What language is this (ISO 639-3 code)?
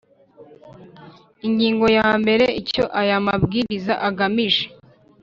kin